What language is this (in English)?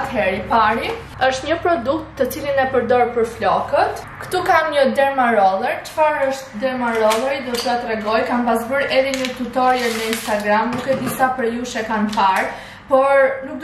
Turkish